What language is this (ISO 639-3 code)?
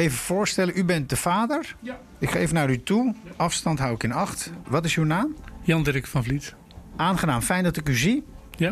nld